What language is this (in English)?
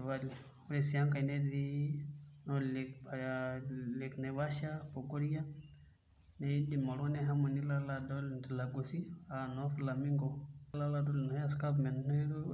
Masai